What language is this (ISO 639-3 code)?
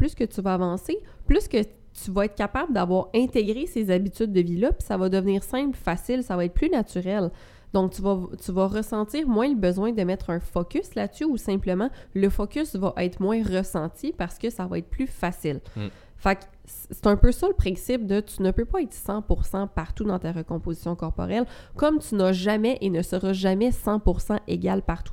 fra